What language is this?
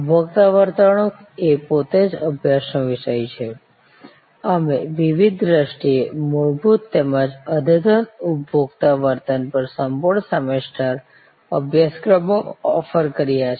Gujarati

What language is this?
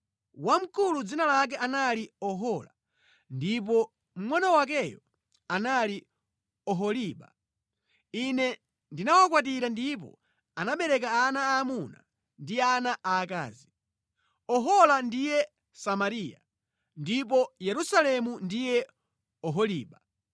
Nyanja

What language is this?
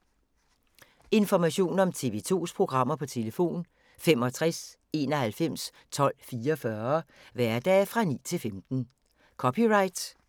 Danish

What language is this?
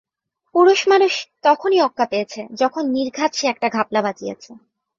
Bangla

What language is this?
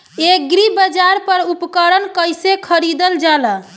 Bhojpuri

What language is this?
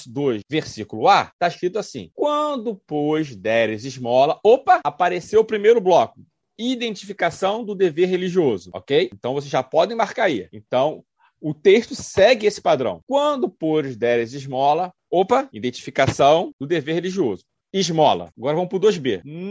Portuguese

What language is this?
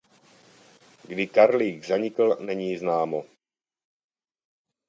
Czech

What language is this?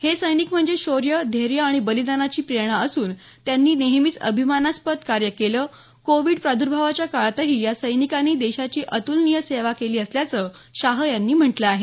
Marathi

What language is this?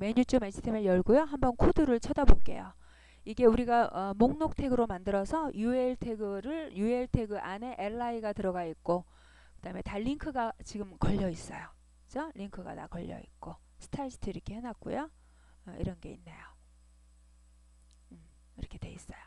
Korean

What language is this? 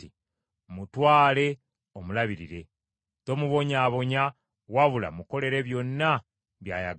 Ganda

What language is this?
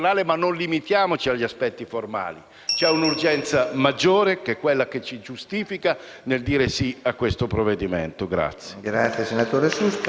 Italian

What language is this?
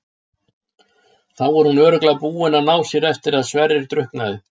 Icelandic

